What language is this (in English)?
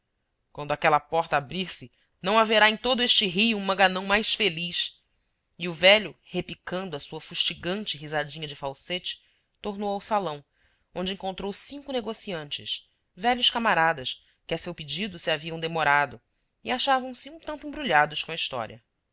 Portuguese